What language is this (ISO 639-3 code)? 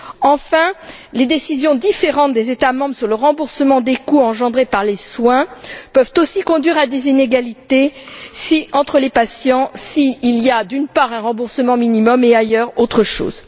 fra